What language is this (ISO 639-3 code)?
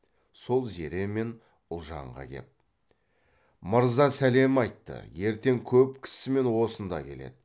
kaz